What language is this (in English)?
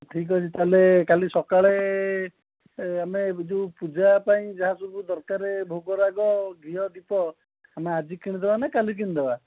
Odia